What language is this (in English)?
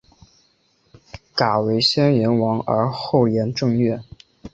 Chinese